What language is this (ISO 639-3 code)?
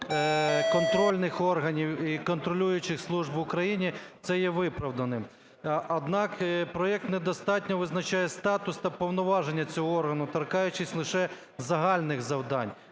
ukr